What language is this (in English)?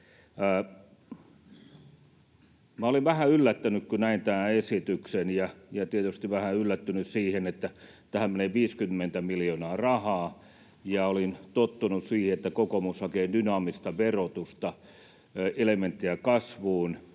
Finnish